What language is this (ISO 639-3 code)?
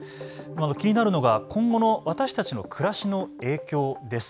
jpn